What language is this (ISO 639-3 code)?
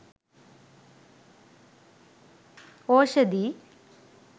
sin